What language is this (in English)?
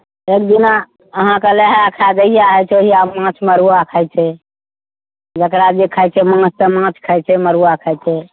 Maithili